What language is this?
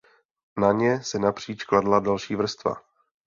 Czech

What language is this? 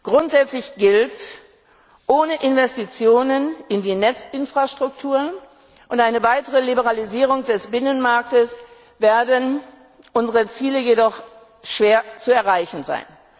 German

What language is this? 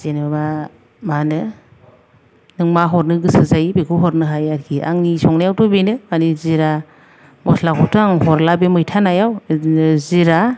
Bodo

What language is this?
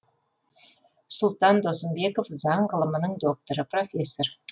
Kazakh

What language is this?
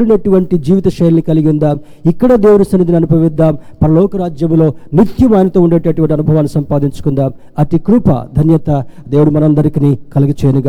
Telugu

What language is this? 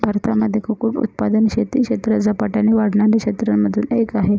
Marathi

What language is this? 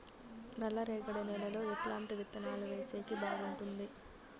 Telugu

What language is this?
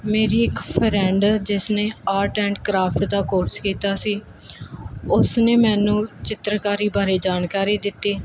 Punjabi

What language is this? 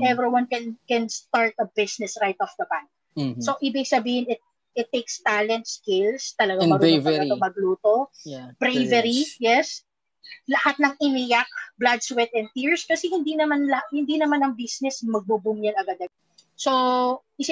Filipino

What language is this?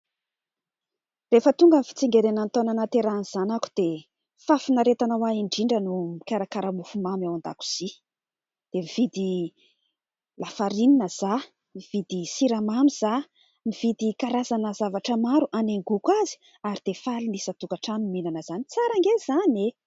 Malagasy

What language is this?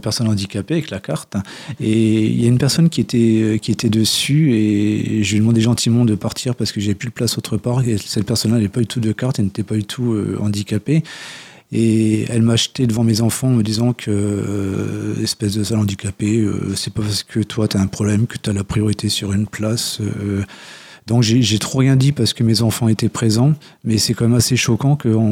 French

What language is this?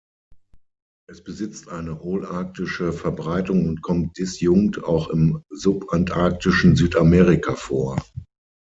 German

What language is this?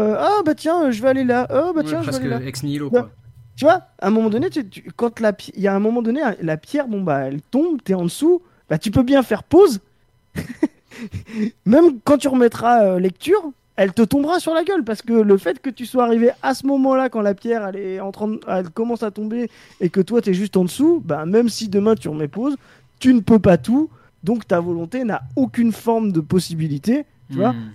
French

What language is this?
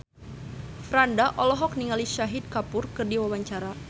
Sundanese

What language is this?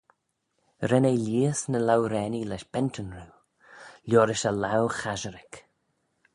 Manx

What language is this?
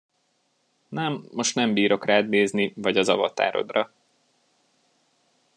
Hungarian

